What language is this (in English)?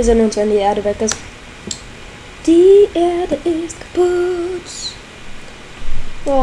German